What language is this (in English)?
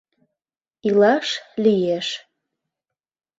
Mari